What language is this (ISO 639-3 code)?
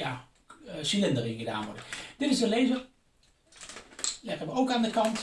nld